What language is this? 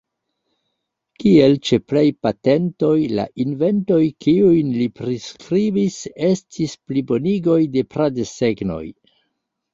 Esperanto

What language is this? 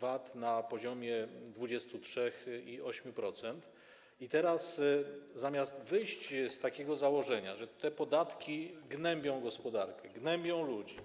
Polish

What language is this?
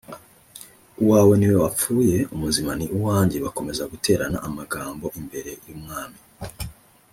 Kinyarwanda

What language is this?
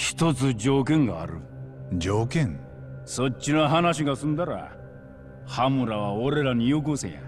Japanese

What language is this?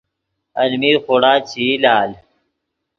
Yidgha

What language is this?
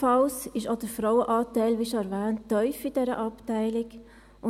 Swiss German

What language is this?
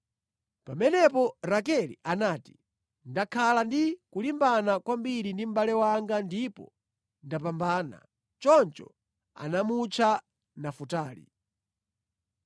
Nyanja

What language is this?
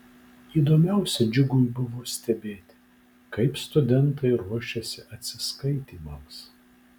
Lithuanian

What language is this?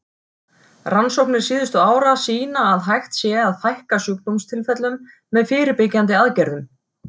Icelandic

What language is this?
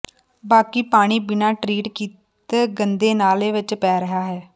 Punjabi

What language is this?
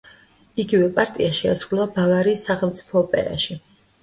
Georgian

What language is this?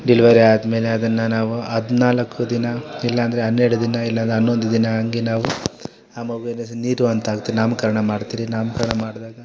Kannada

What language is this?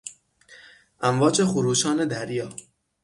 Persian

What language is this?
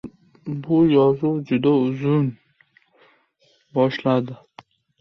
Uzbek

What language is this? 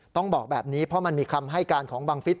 Thai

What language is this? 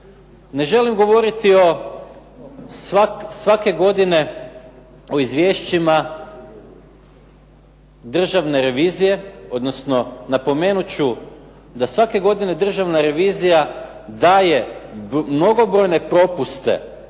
Croatian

